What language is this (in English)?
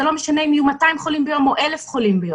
Hebrew